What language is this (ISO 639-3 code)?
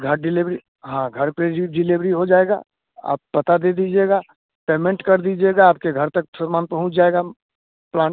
hin